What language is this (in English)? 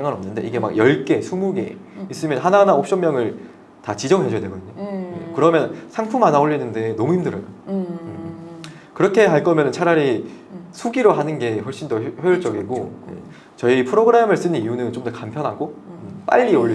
Korean